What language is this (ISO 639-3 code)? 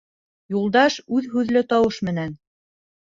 bak